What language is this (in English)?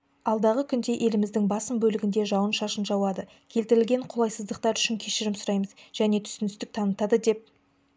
Kazakh